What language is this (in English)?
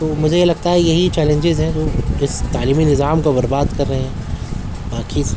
Urdu